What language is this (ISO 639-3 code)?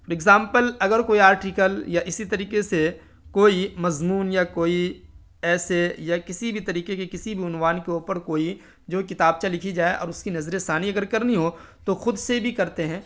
urd